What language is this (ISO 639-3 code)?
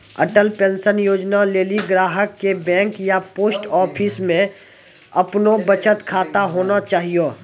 mai